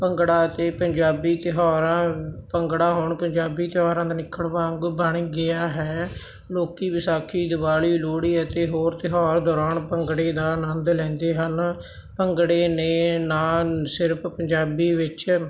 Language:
Punjabi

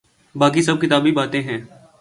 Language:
Urdu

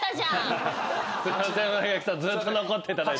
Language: Japanese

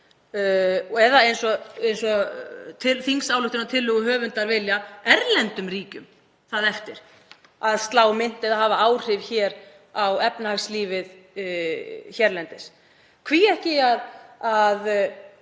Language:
Icelandic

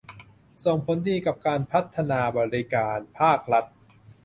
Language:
Thai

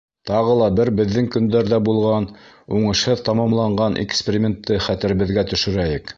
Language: Bashkir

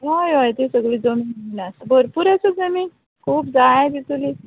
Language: Konkani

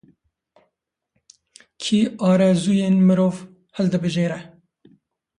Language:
Kurdish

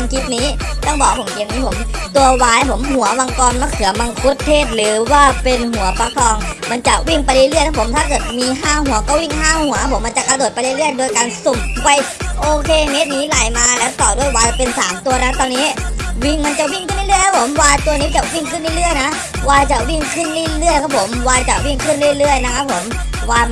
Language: Thai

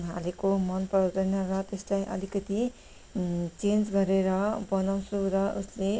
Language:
Nepali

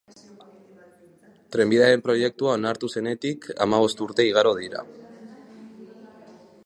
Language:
Basque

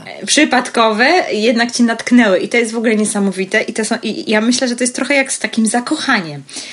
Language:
Polish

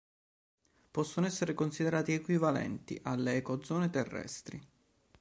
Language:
Italian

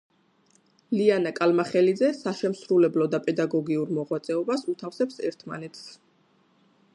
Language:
Georgian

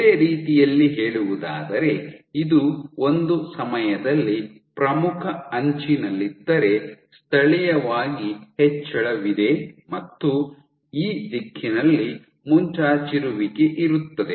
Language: Kannada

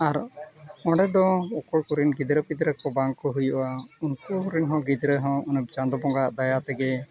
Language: Santali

